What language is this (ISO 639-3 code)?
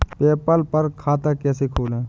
hin